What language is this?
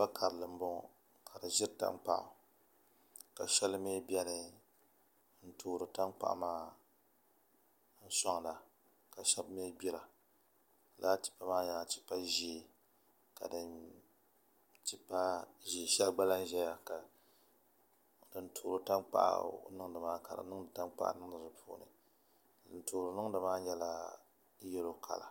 Dagbani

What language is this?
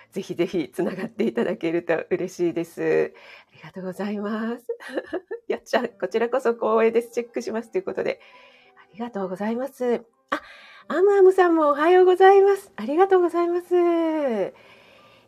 Japanese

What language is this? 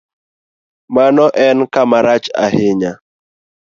Luo (Kenya and Tanzania)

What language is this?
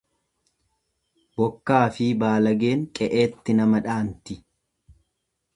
Oromo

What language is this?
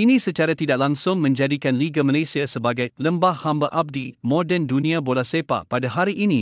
Malay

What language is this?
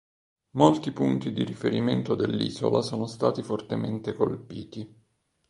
Italian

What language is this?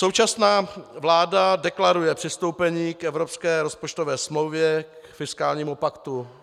Czech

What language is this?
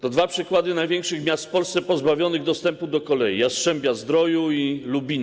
Polish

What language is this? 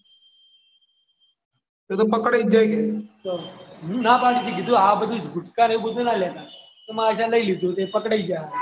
Gujarati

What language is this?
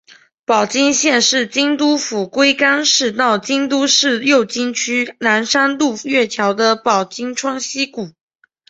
Chinese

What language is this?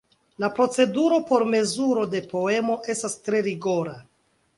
Esperanto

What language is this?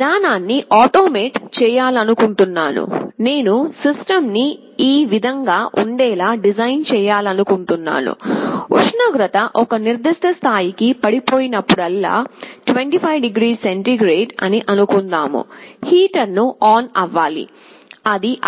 Telugu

